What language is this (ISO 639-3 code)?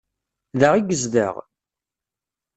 kab